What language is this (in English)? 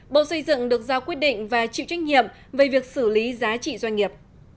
Vietnamese